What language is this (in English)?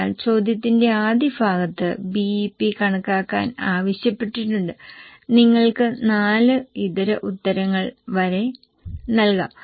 Malayalam